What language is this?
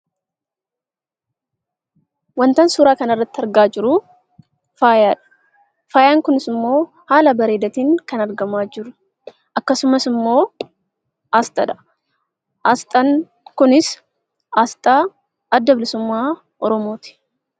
Oromo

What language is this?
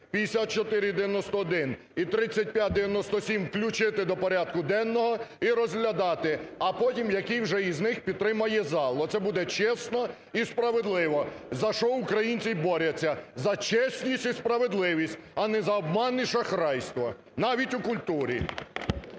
Ukrainian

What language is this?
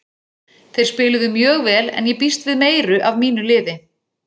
Icelandic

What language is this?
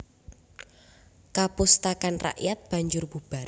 Javanese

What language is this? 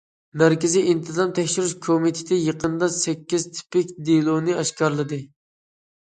Uyghur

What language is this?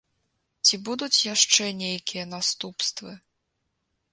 Belarusian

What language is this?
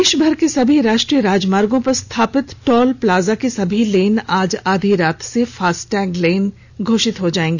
Hindi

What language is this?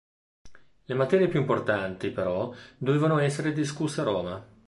Italian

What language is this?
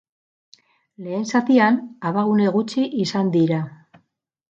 Basque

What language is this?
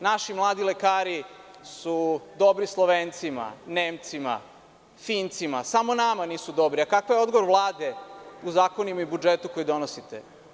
Serbian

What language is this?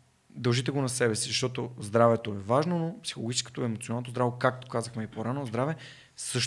Bulgarian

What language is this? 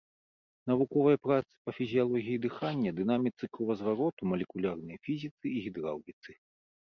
Belarusian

